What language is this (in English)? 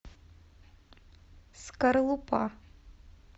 Russian